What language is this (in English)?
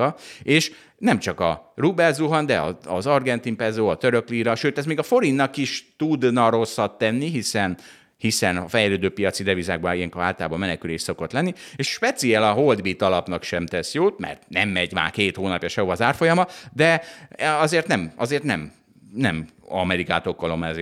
Hungarian